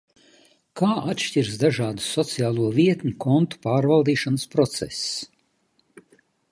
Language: Latvian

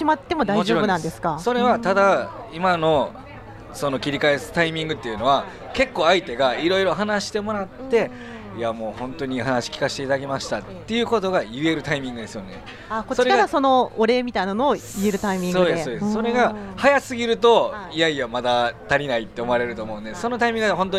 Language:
Japanese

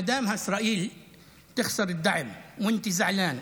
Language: Hebrew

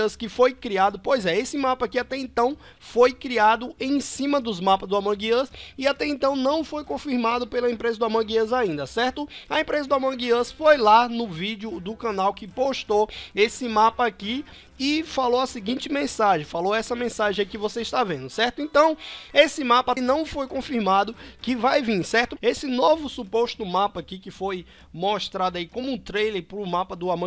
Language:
Portuguese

